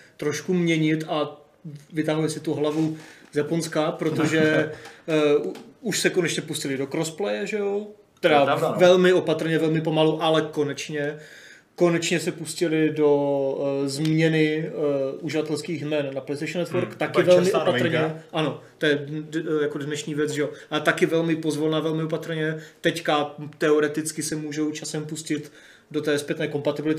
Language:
Czech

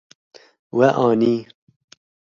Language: Kurdish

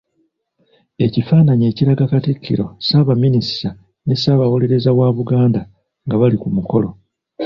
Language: Ganda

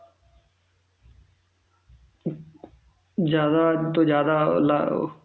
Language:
Punjabi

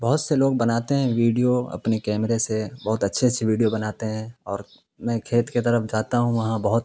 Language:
Urdu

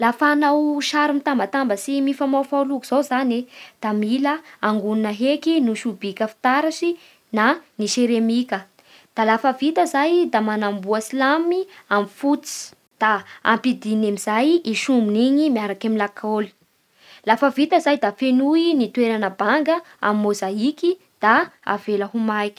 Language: Bara Malagasy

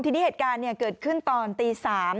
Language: Thai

